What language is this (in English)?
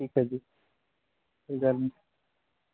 Punjabi